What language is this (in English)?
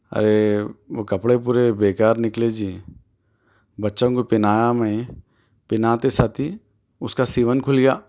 Urdu